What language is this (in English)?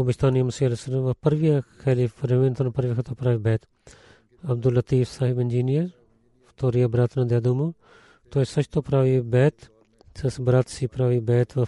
Bulgarian